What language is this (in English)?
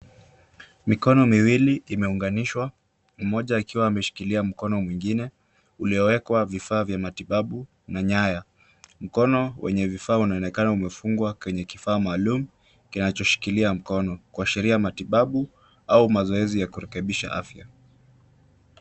Swahili